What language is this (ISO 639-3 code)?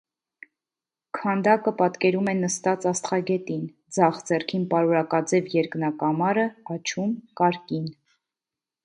hye